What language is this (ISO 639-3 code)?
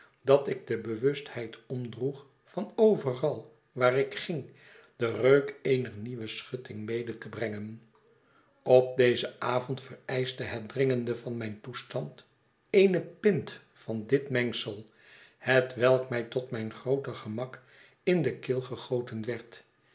nld